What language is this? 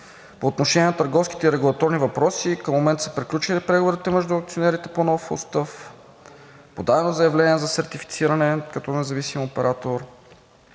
Bulgarian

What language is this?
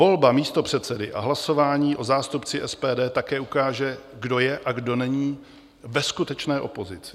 Czech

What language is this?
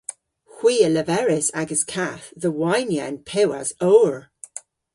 Cornish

